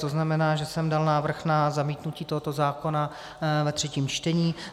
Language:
Czech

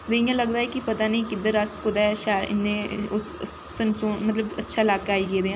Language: Dogri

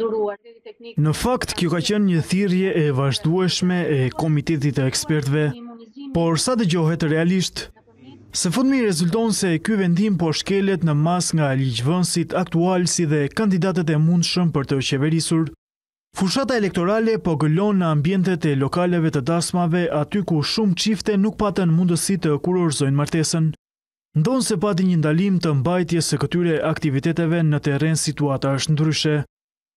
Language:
Romanian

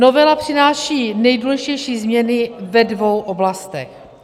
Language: Czech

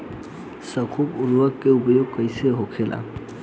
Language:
Bhojpuri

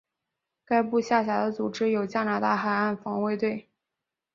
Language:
Chinese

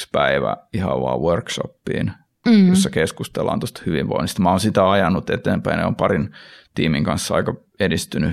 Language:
Finnish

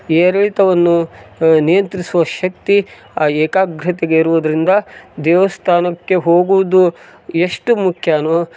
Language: Kannada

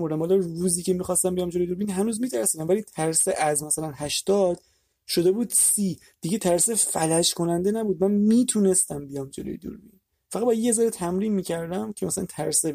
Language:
Persian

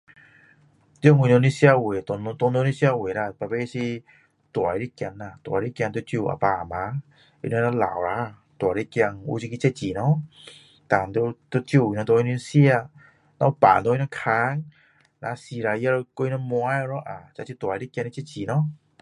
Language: Min Dong Chinese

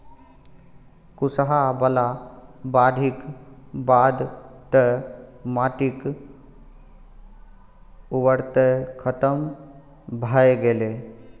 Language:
Maithili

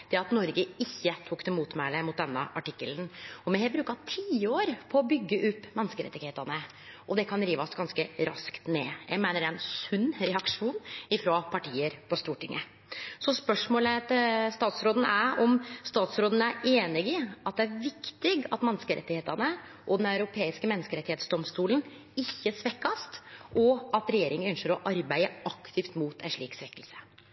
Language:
Norwegian Nynorsk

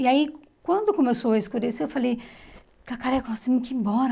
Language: Portuguese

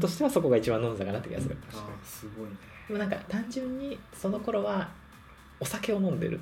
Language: Japanese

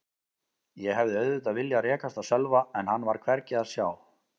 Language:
Icelandic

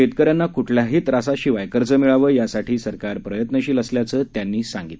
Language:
Marathi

